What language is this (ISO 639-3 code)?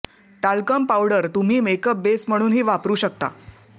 mar